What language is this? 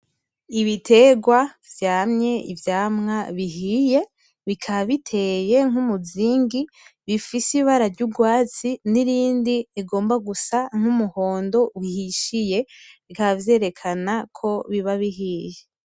Rundi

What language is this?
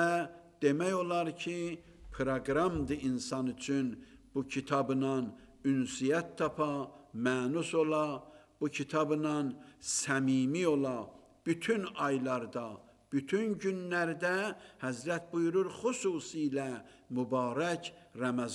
Turkish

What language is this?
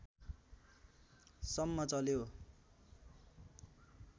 Nepali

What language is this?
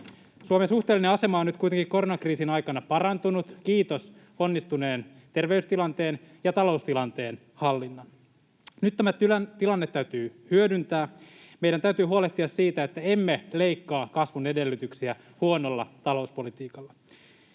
Finnish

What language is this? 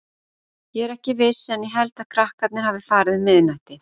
Icelandic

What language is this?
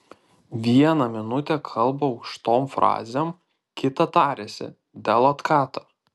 Lithuanian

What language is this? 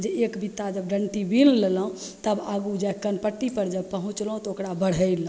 Maithili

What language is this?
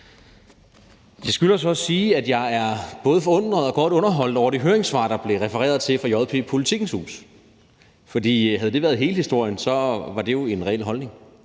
Danish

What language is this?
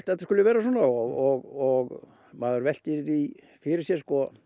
Icelandic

